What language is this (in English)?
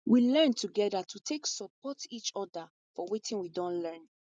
Nigerian Pidgin